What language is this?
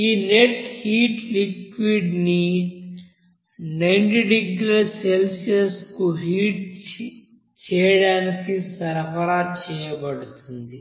Telugu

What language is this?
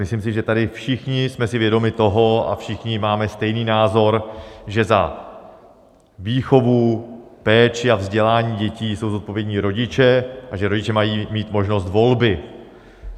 Czech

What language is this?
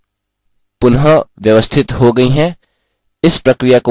Hindi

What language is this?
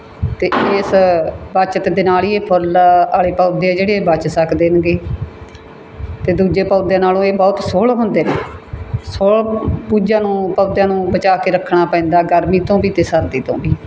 Punjabi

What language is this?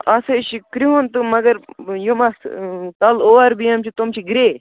Kashmiri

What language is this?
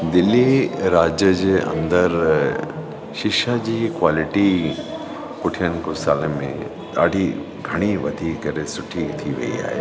Sindhi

